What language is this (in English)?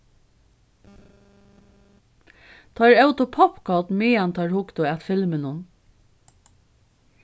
Faroese